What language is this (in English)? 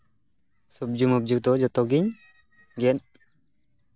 Santali